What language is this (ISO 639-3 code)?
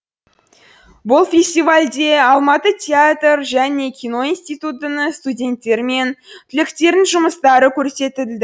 kaz